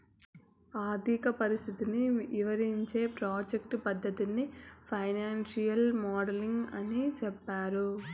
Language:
Telugu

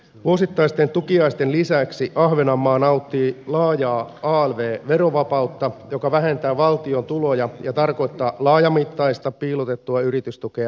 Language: Finnish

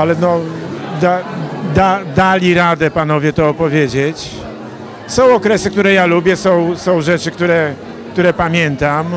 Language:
Polish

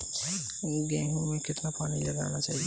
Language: Hindi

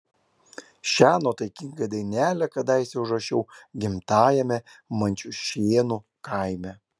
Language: Lithuanian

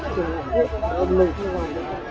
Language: Vietnamese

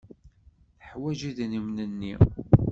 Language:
Kabyle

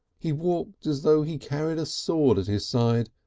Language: English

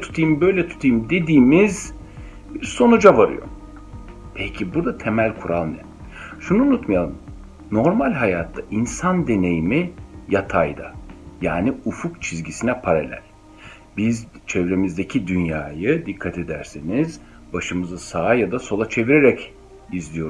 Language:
Turkish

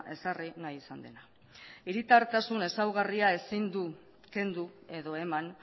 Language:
Basque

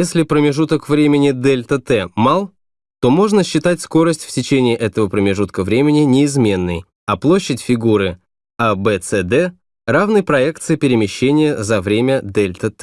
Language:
Russian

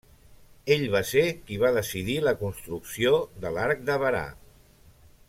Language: Catalan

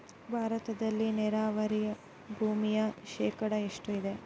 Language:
Kannada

